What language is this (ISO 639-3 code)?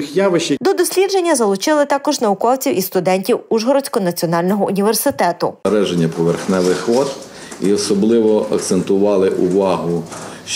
ukr